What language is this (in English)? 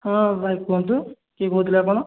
Odia